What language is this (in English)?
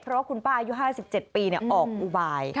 Thai